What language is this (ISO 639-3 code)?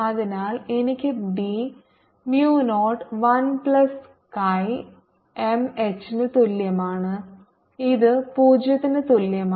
mal